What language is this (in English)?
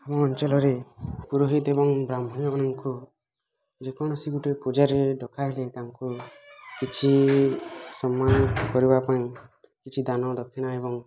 Odia